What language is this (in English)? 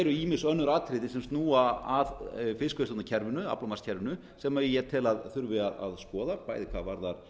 Icelandic